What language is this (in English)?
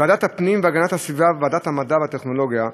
Hebrew